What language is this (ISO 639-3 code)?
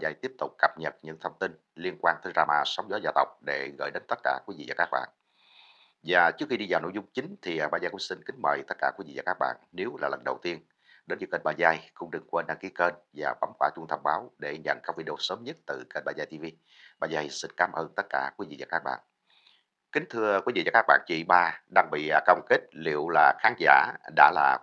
vie